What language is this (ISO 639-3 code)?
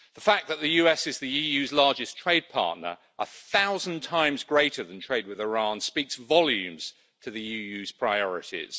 eng